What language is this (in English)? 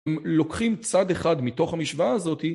Hebrew